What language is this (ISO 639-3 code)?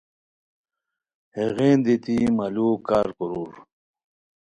khw